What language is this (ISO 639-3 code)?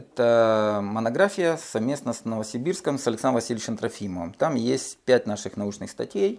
rus